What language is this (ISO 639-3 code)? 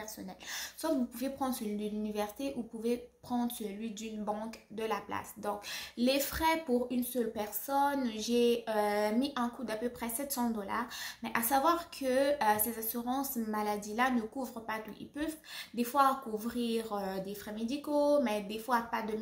fra